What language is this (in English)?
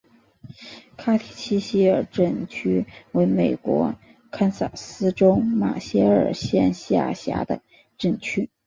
Chinese